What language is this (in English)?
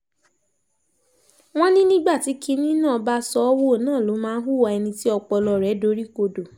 Yoruba